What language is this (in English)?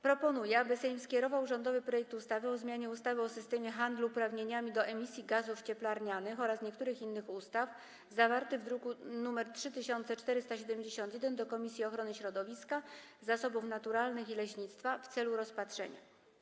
Polish